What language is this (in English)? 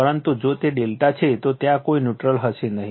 Gujarati